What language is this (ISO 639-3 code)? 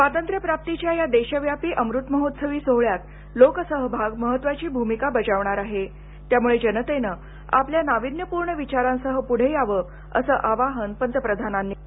mar